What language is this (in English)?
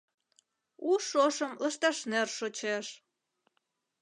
Mari